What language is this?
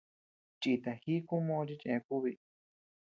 Tepeuxila Cuicatec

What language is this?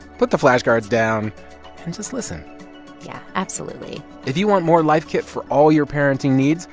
English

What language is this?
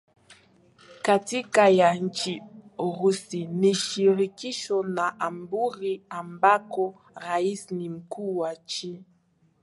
Swahili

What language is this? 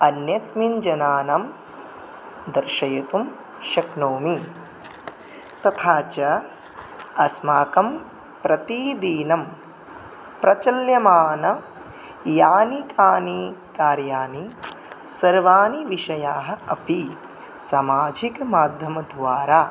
Sanskrit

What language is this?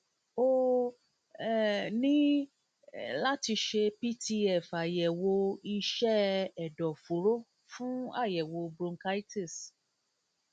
Yoruba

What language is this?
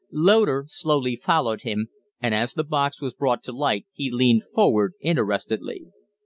English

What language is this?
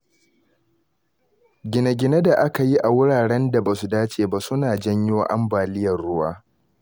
Hausa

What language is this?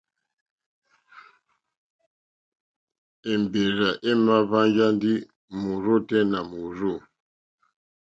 Mokpwe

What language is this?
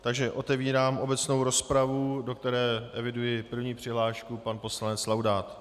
Czech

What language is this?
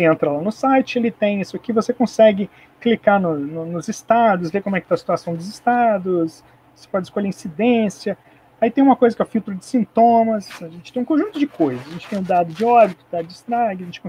Portuguese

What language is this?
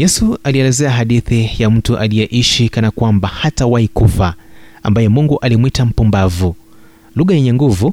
Swahili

